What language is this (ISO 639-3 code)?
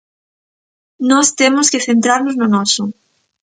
glg